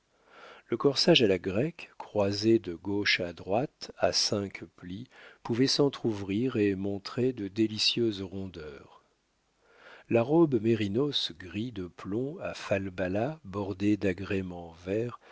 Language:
French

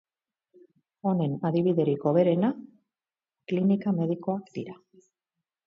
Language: Basque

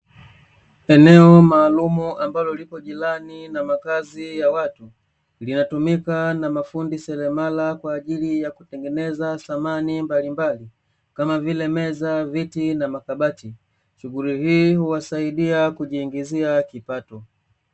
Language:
Swahili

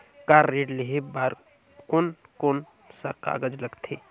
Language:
Chhattisgarhi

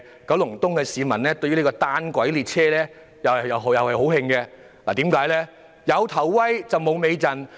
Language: Cantonese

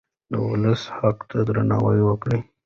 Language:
Pashto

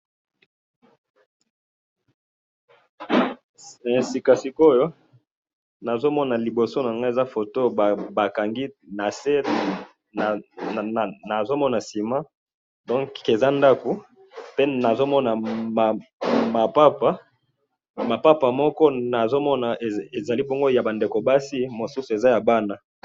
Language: Lingala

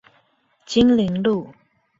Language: Chinese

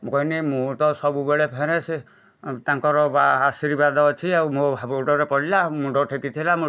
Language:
Odia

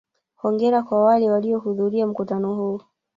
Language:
Swahili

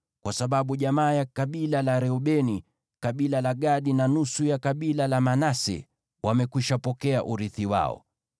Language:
Swahili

